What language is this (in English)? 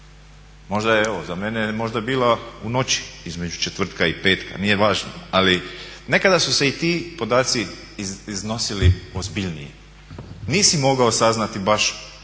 Croatian